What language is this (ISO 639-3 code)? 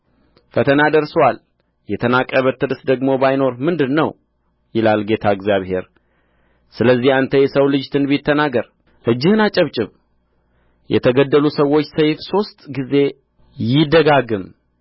amh